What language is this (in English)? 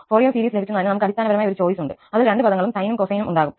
Malayalam